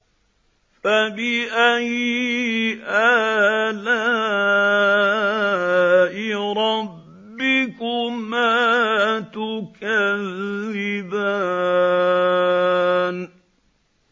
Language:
Arabic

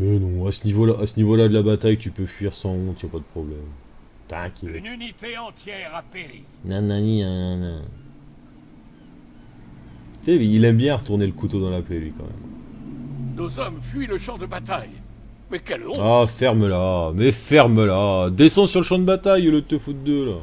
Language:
French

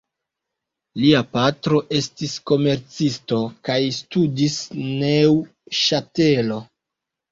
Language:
Esperanto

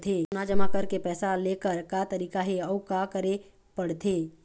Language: Chhattisgarhi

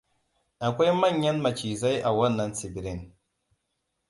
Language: Hausa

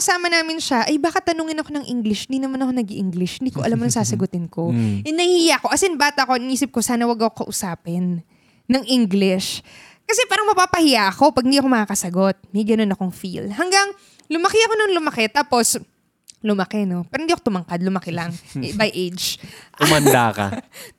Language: Filipino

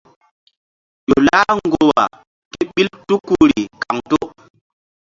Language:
Mbum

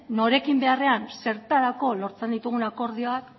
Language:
Basque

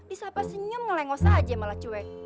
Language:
Indonesian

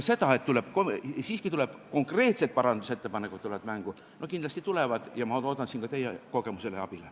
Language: Estonian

